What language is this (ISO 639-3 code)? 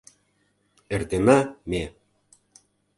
chm